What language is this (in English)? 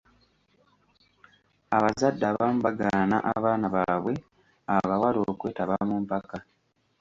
Ganda